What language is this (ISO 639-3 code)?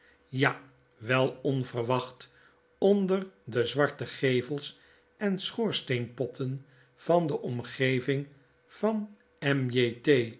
nld